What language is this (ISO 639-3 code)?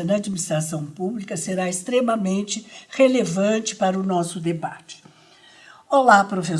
por